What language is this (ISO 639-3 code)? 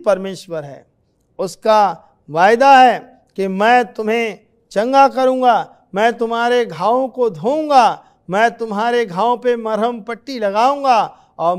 hin